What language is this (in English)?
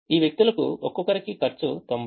Telugu